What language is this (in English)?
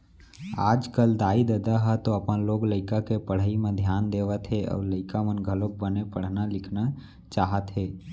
Chhattisgarhi